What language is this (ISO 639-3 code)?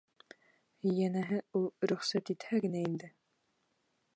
bak